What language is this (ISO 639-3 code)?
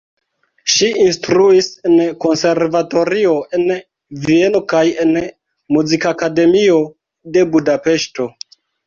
epo